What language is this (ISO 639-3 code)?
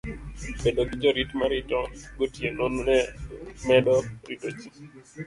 luo